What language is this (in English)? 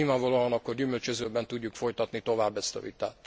Hungarian